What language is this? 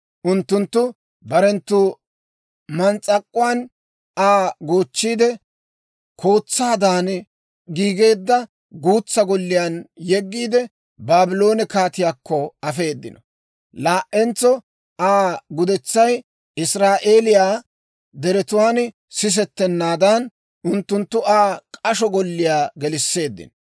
Dawro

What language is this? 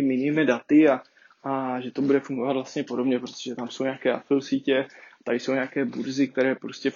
Czech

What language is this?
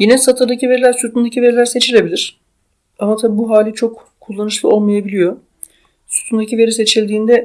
Turkish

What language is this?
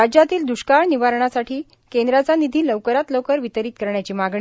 Marathi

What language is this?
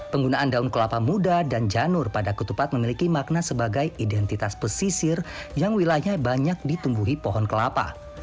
Indonesian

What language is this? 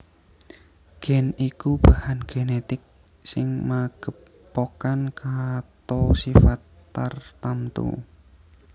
Javanese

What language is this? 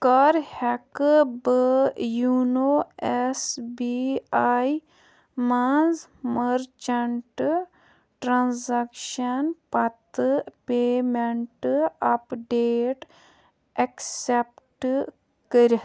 Kashmiri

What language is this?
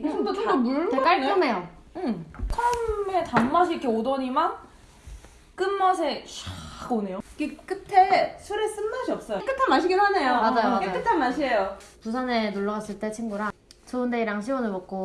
Korean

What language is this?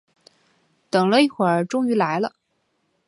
Chinese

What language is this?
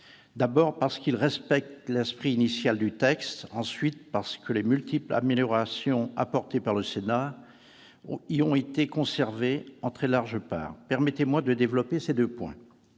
French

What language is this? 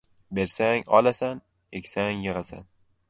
Uzbek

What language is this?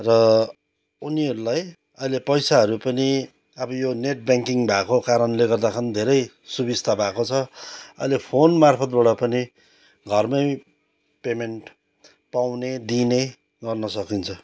Nepali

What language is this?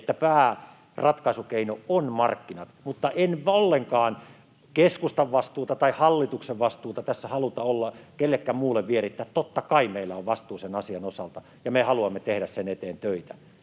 Finnish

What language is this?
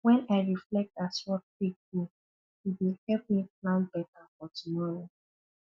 Nigerian Pidgin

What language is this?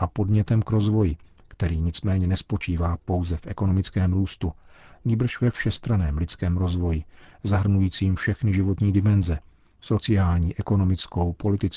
Czech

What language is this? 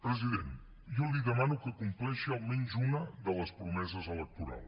Catalan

